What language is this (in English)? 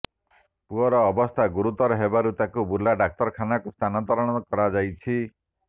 Odia